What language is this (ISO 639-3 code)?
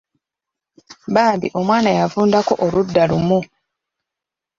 lug